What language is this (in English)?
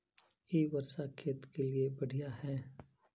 Magahi